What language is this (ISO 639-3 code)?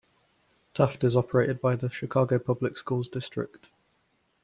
eng